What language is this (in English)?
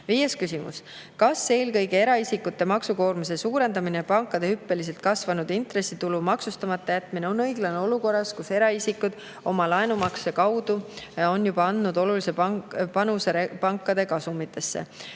Estonian